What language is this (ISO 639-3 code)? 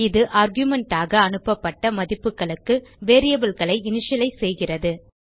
tam